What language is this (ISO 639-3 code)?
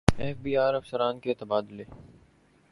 urd